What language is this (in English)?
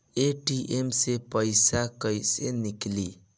Bhojpuri